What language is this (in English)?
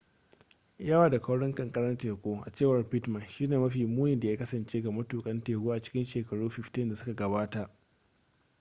Hausa